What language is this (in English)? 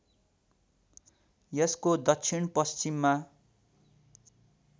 Nepali